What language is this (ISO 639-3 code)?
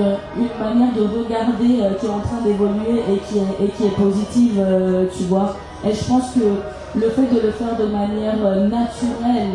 fra